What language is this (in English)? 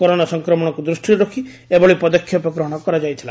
Odia